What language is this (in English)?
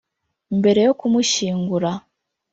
Kinyarwanda